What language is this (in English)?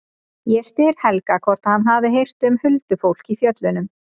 Icelandic